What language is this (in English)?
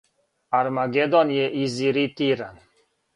Serbian